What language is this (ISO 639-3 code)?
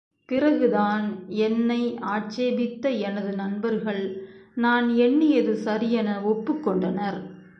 tam